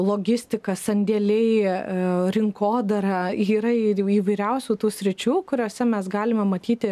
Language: Lithuanian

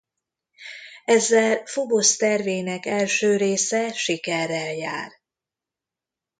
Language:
Hungarian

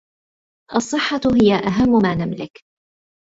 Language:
Arabic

